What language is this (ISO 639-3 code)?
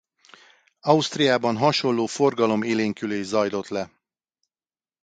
hun